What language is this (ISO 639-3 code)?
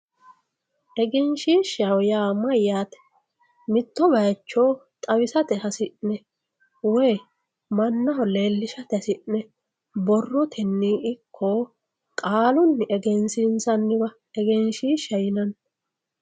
sid